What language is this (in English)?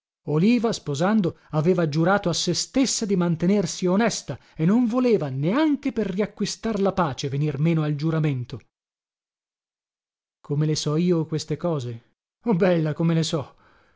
Italian